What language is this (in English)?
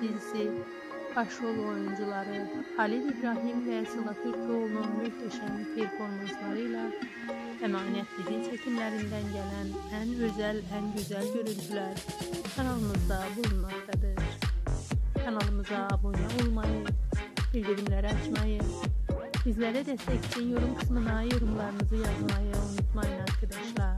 Turkish